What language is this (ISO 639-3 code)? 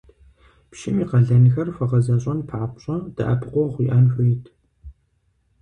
kbd